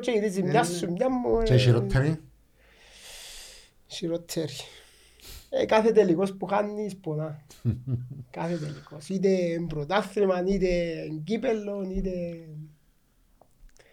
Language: Greek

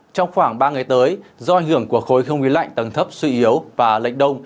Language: Vietnamese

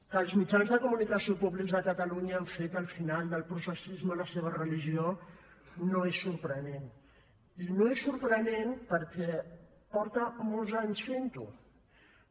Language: Catalan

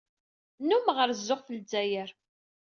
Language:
Kabyle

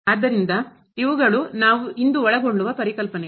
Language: Kannada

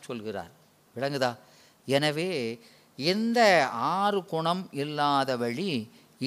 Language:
Tamil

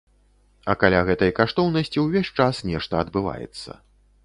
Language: Belarusian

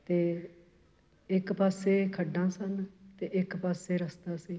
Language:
Punjabi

